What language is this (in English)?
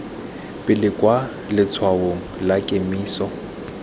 Tswana